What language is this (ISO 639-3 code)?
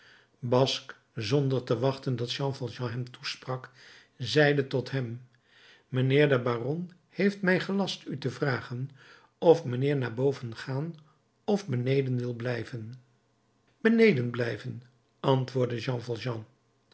nld